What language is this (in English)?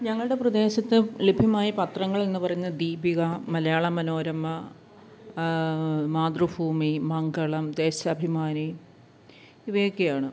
Malayalam